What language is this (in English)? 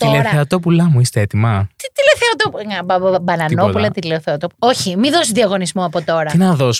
Greek